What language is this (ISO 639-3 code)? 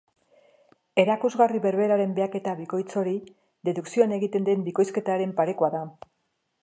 eus